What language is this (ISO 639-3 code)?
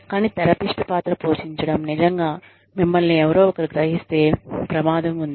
tel